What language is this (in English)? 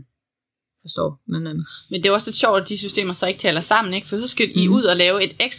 Danish